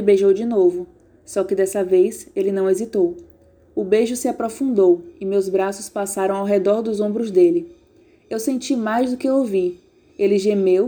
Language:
Portuguese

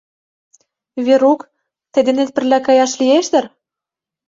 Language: Mari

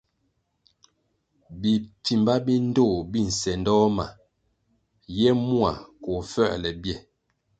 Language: Kwasio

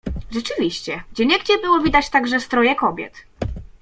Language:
Polish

